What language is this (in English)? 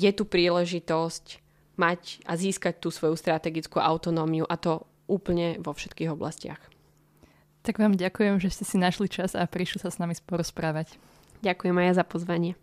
Slovak